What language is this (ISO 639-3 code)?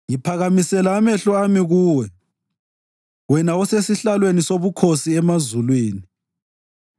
nde